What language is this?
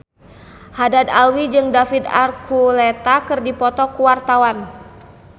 Sundanese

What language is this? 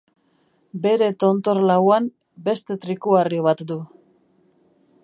Basque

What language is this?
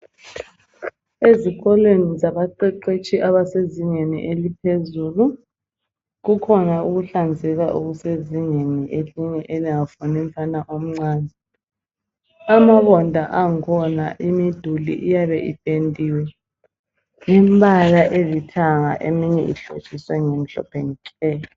North Ndebele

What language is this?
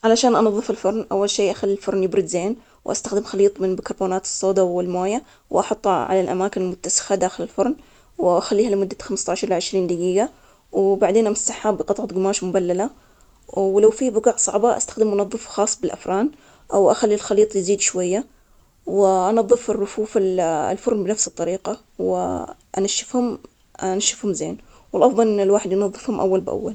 Omani Arabic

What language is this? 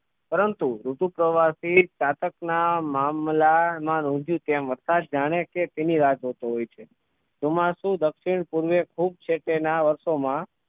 Gujarati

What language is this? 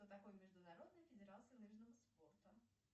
Russian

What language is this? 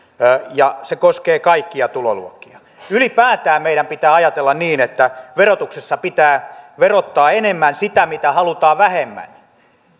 Finnish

